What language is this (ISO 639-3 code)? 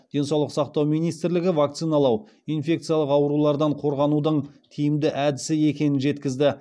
kaz